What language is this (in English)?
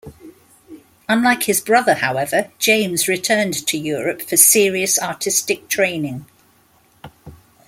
English